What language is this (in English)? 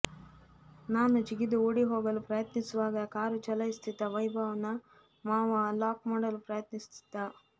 Kannada